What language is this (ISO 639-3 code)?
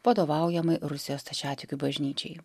lit